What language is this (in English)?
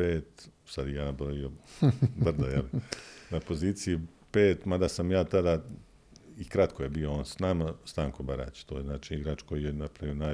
Croatian